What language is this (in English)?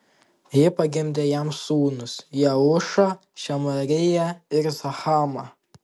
Lithuanian